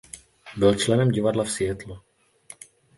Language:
Czech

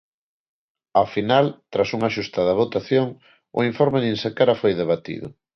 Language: Galician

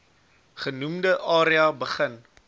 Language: Afrikaans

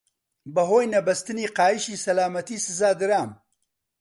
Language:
Central Kurdish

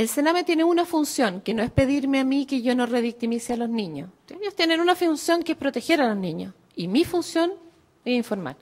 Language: Spanish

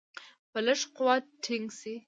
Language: Pashto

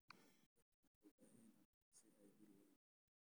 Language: Somali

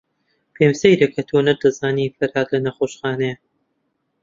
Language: Central Kurdish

